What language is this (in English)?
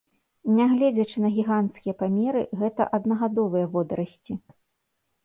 Belarusian